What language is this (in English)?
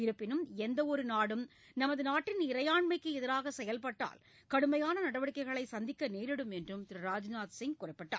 Tamil